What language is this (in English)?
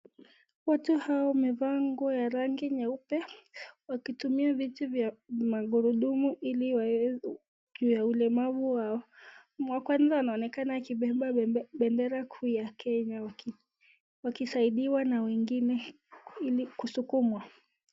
Swahili